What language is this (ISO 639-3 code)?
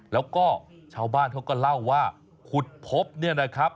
tha